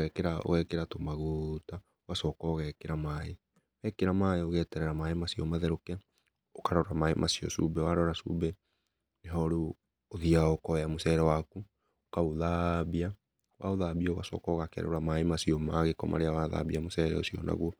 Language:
Kikuyu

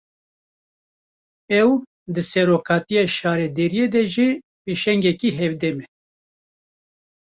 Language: Kurdish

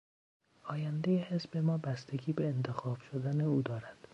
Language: Persian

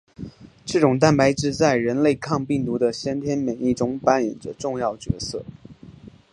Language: Chinese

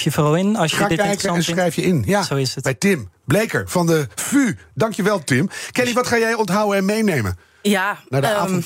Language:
Dutch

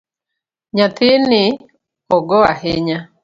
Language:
Luo (Kenya and Tanzania)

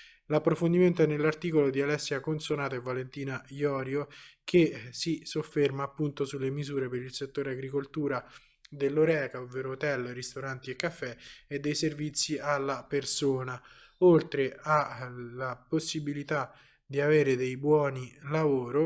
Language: Italian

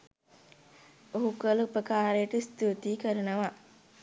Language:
Sinhala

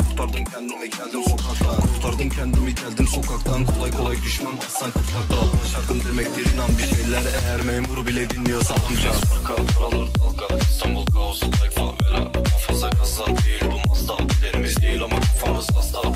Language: Turkish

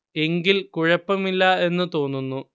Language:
Malayalam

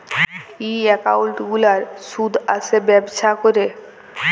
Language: Bangla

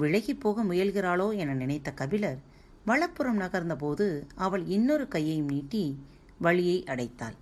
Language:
Tamil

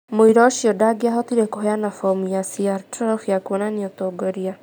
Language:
Kikuyu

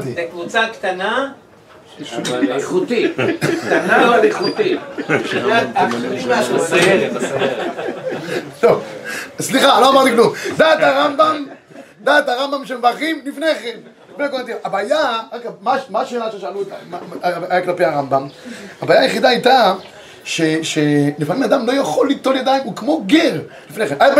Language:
Hebrew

